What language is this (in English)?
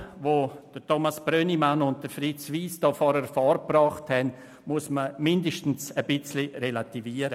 Swiss German